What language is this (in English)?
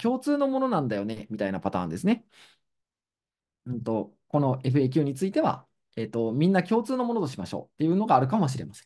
Japanese